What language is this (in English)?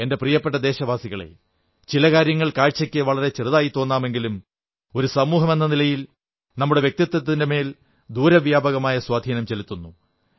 Malayalam